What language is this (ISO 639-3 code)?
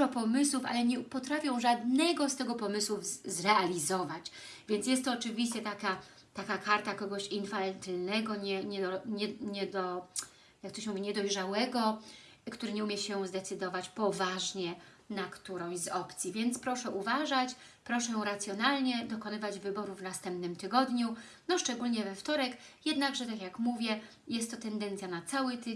pol